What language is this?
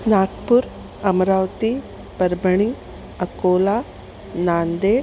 Sanskrit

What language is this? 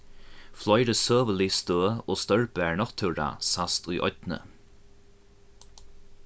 Faroese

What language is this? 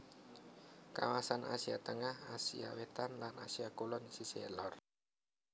Javanese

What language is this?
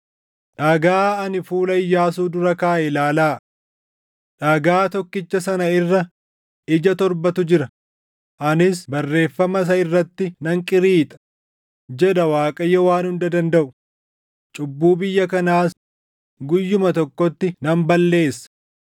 Oromo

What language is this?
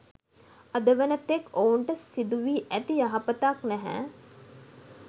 Sinhala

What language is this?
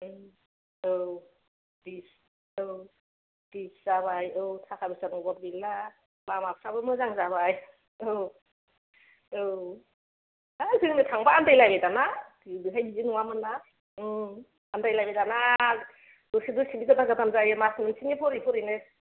Bodo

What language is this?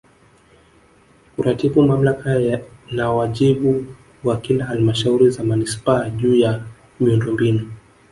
Swahili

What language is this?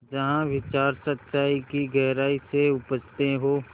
Hindi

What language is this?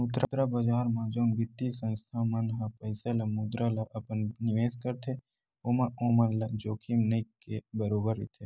Chhattisgarhi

